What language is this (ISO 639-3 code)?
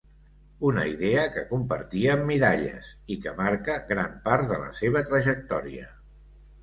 cat